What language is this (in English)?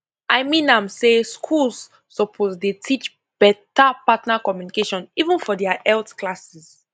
Nigerian Pidgin